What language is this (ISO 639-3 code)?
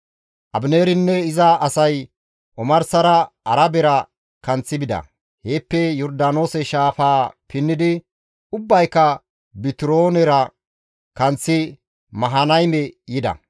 gmv